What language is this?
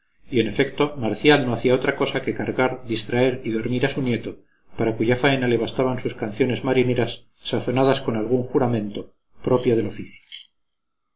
Spanish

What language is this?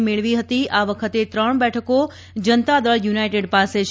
Gujarati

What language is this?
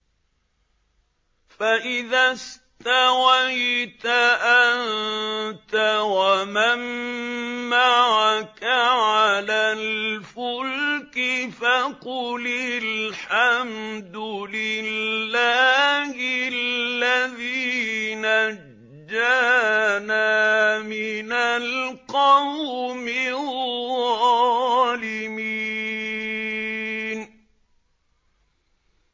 Arabic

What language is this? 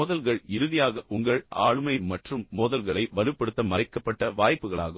Tamil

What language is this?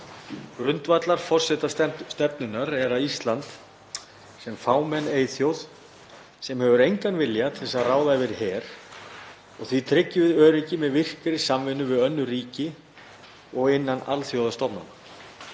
Icelandic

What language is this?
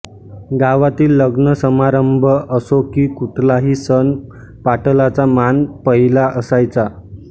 Marathi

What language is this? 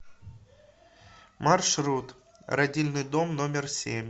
Russian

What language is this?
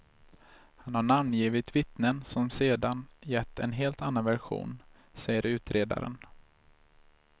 Swedish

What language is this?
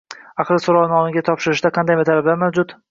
Uzbek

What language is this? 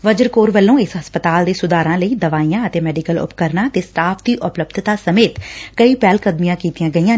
Punjabi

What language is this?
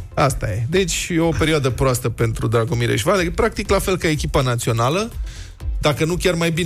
Romanian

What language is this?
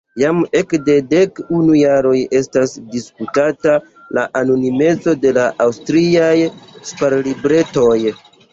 Esperanto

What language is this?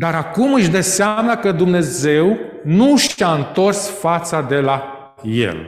Romanian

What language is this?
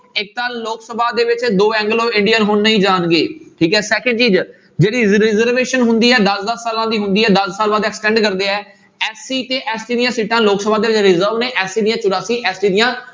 Punjabi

